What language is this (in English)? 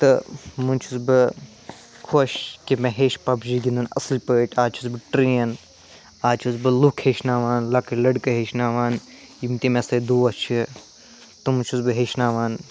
Kashmiri